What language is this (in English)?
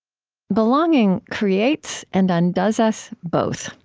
English